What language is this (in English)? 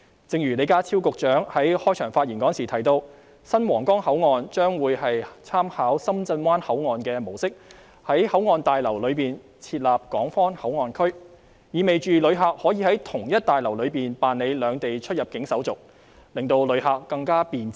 Cantonese